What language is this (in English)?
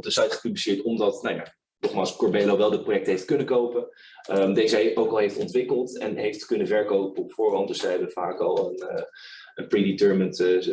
Dutch